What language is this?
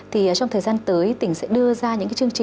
Vietnamese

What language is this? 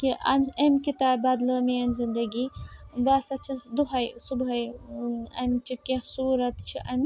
Kashmiri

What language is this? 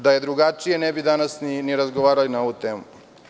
Serbian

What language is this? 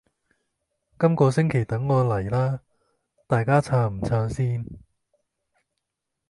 Cantonese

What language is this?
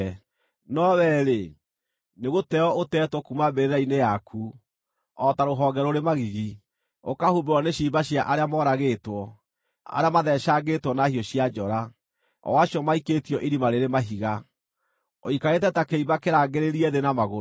Kikuyu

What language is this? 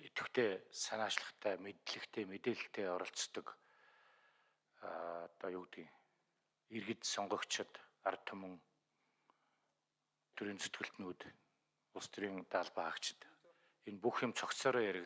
Turkish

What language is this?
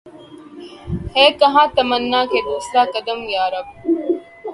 Urdu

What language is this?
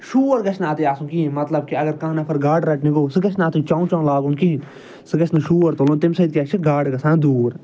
Kashmiri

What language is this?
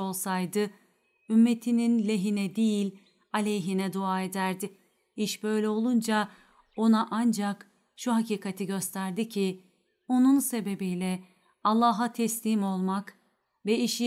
Turkish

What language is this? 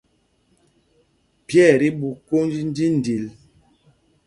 Mpumpong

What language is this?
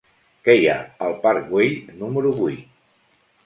Catalan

